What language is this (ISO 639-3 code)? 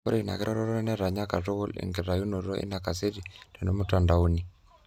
mas